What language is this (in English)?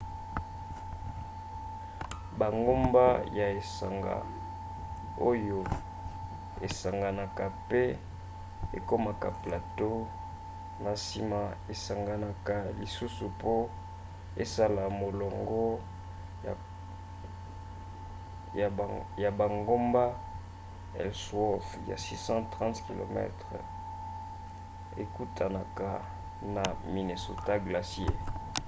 Lingala